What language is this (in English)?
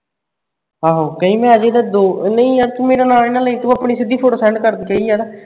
Punjabi